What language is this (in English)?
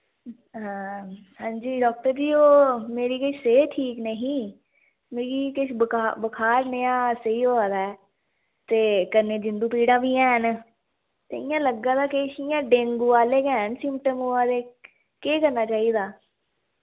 Dogri